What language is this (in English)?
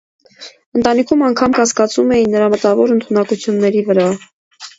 Armenian